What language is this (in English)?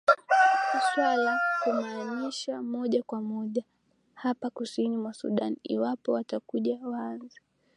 Swahili